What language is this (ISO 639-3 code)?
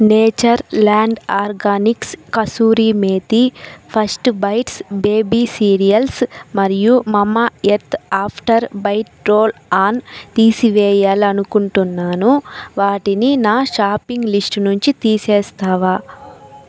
tel